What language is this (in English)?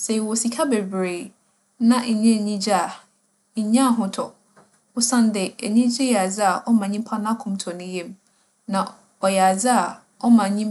Akan